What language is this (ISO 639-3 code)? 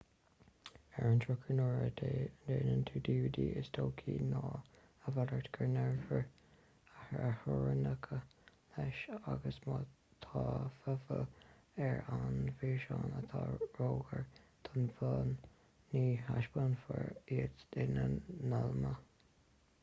gle